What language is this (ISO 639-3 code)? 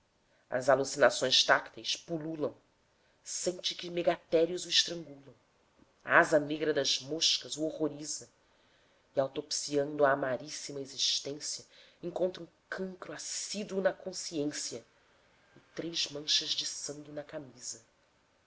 por